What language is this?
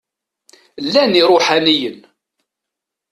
Kabyle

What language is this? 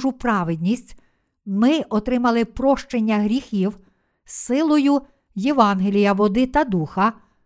Ukrainian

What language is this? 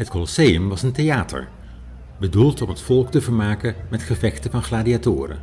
Dutch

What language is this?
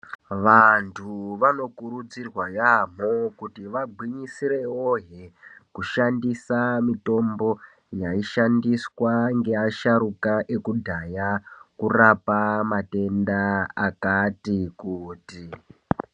Ndau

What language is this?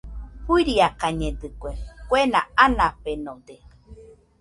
Nüpode Huitoto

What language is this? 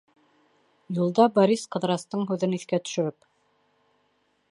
Bashkir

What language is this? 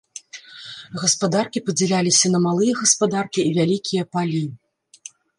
Belarusian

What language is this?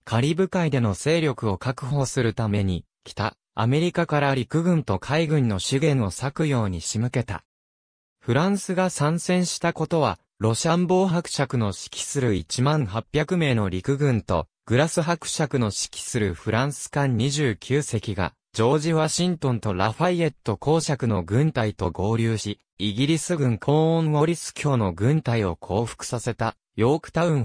Japanese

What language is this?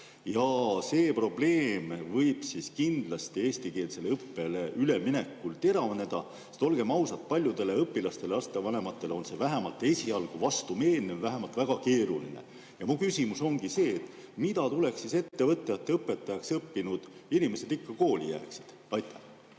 Estonian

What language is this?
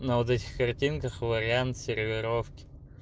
Russian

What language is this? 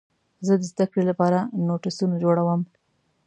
Pashto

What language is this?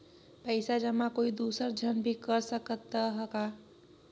Chhattisgarhi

